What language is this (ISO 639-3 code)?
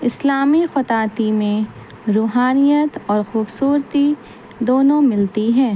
urd